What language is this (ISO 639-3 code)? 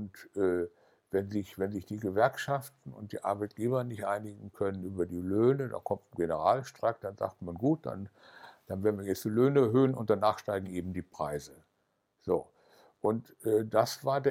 deu